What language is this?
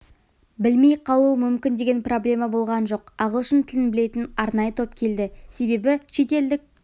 Kazakh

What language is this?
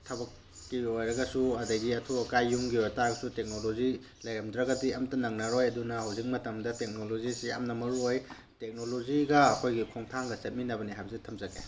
Manipuri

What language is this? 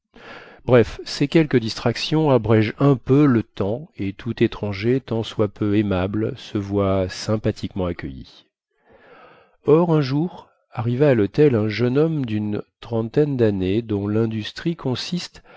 French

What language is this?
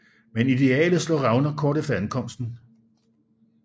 Danish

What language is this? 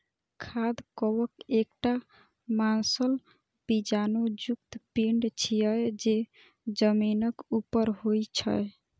Maithili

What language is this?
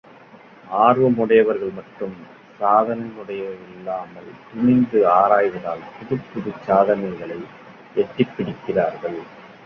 Tamil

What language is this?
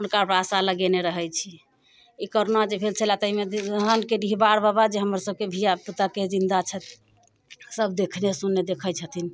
Maithili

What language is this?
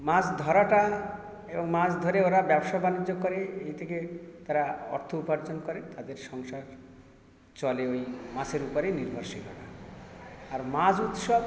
Bangla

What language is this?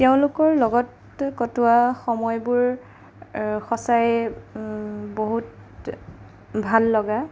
Assamese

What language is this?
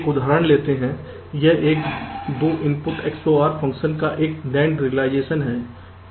Hindi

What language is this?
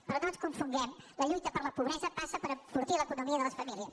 Catalan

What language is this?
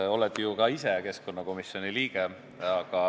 Estonian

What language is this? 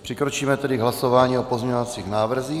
Czech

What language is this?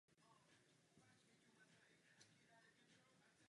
Czech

